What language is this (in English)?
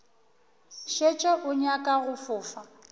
Northern Sotho